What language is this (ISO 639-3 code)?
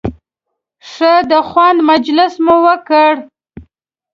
pus